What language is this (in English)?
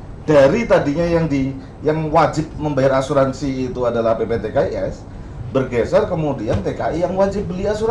Indonesian